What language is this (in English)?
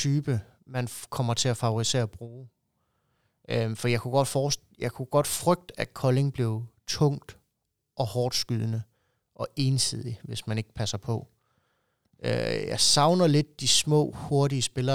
Danish